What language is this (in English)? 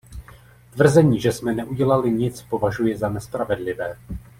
Czech